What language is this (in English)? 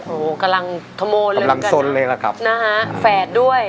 Thai